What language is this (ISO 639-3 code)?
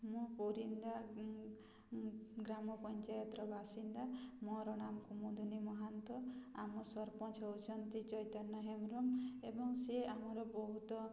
ori